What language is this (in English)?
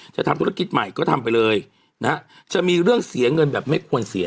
Thai